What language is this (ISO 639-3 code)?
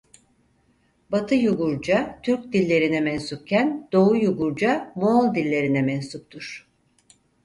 tur